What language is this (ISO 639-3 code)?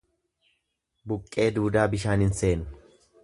orm